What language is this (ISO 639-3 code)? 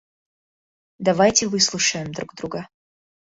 rus